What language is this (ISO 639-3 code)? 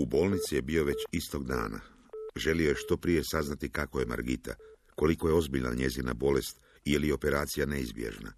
hrv